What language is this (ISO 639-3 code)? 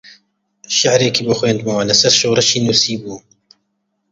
ckb